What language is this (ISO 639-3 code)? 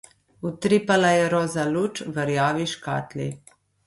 slv